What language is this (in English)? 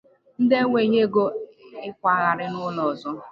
Igbo